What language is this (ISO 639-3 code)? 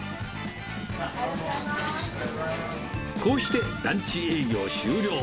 jpn